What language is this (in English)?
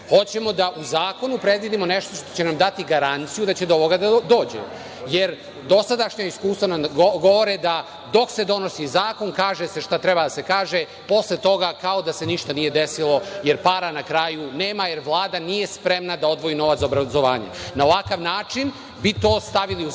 Serbian